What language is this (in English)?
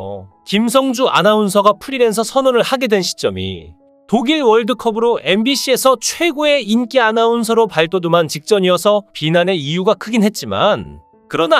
Korean